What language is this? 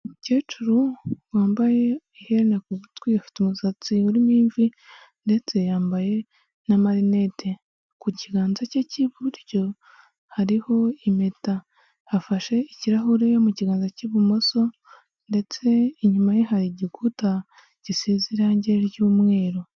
Kinyarwanda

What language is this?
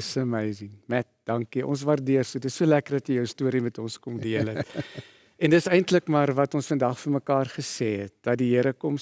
Dutch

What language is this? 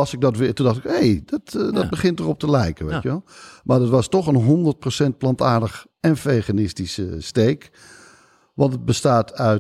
Dutch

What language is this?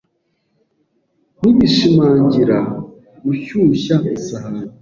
Kinyarwanda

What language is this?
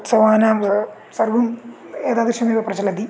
Sanskrit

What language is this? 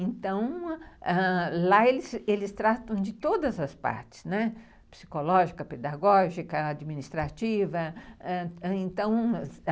Portuguese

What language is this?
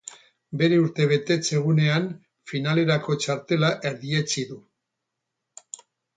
Basque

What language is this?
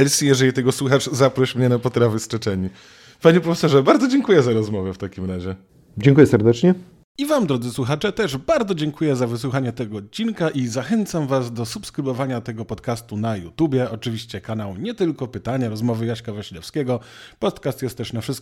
Polish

